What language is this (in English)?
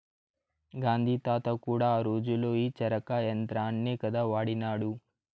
Telugu